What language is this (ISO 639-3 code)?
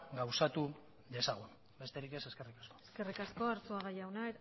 eus